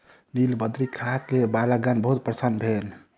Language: Maithili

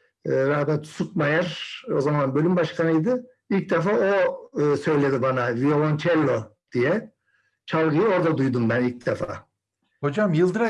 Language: Turkish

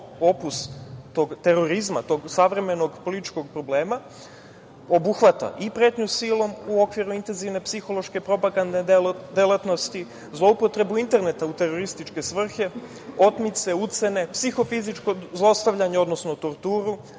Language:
Serbian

